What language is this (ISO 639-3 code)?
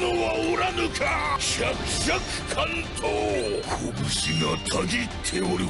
jpn